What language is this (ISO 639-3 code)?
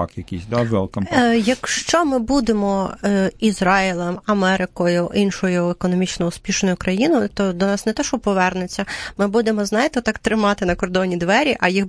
ukr